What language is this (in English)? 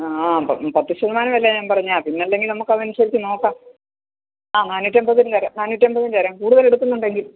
Malayalam